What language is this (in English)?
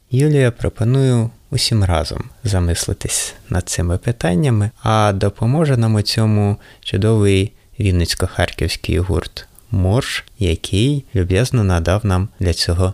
Ukrainian